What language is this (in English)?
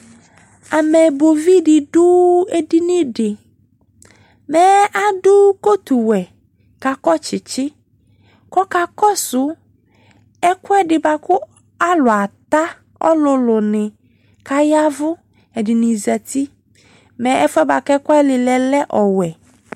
Ikposo